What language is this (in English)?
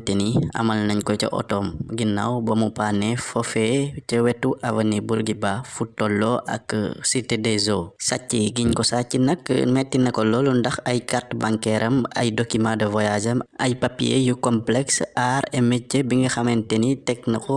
Indonesian